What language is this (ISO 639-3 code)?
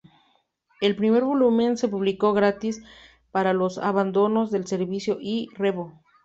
spa